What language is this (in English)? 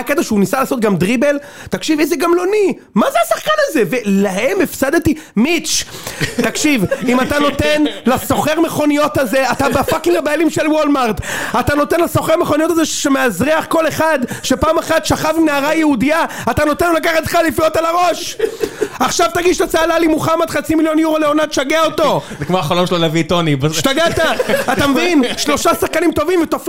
Hebrew